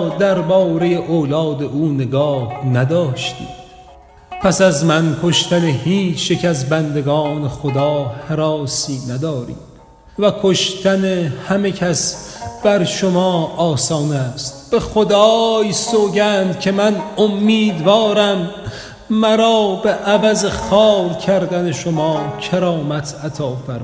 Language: Persian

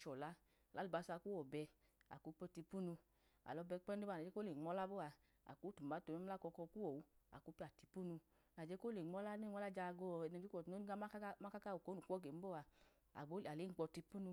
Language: Idoma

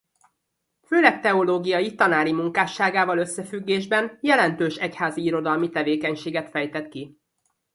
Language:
Hungarian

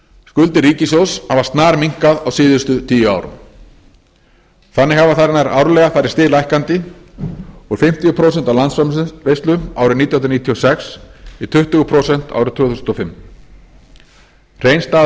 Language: Icelandic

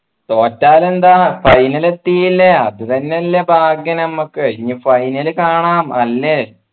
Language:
Malayalam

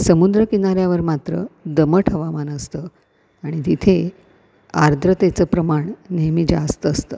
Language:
Marathi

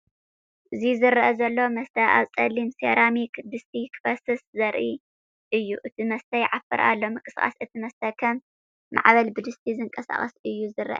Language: Tigrinya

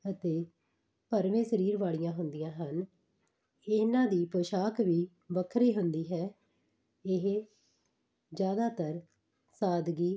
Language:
Punjabi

